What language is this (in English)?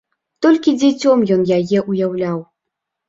Belarusian